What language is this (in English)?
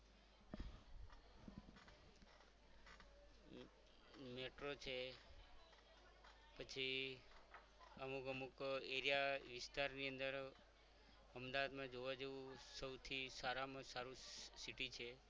Gujarati